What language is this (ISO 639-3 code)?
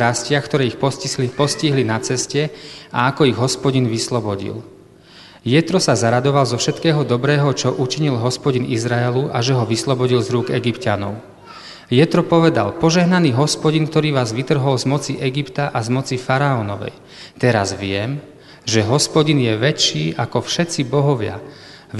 slk